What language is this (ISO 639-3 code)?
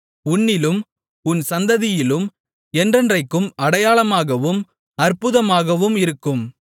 tam